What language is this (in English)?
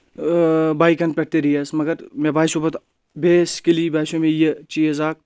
Kashmiri